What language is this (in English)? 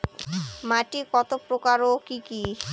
Bangla